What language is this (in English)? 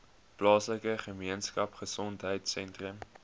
Afrikaans